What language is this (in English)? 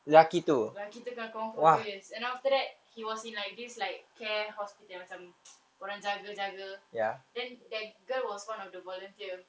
English